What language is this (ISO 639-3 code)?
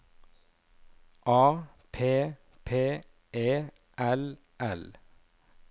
nor